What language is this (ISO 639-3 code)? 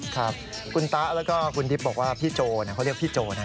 tha